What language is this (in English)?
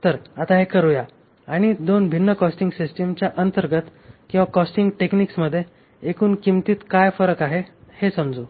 Marathi